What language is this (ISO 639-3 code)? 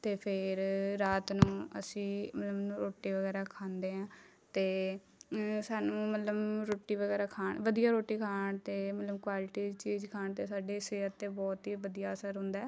pan